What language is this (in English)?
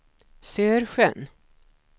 Swedish